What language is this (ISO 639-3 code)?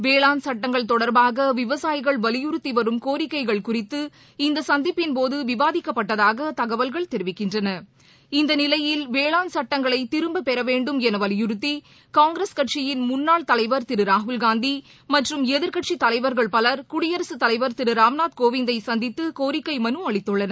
tam